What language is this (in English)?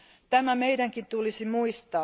Finnish